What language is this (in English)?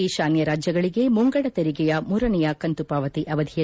Kannada